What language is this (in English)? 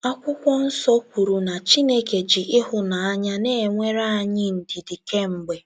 Igbo